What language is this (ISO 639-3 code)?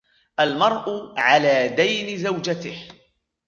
ara